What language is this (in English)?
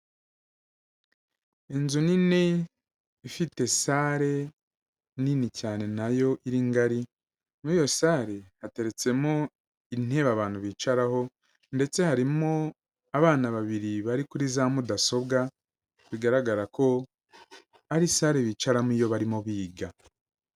Kinyarwanda